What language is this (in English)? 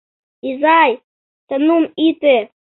Mari